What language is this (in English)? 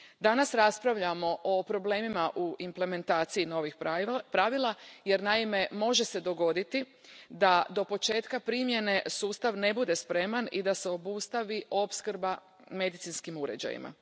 Croatian